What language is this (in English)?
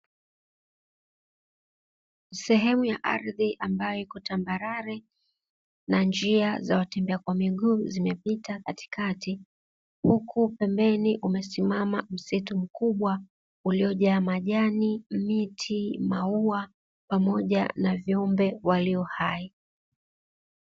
Swahili